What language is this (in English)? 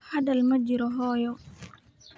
Somali